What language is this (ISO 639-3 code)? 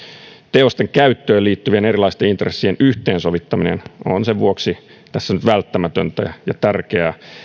fin